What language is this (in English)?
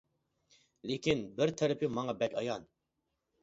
Uyghur